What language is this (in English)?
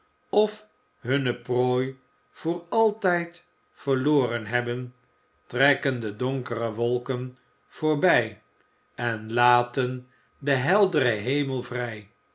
Dutch